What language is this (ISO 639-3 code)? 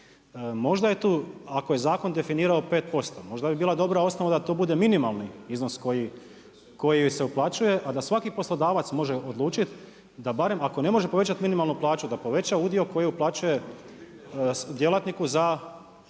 hrv